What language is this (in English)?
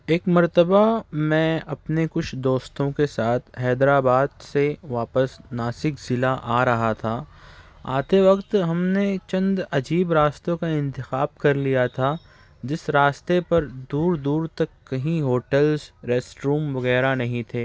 Urdu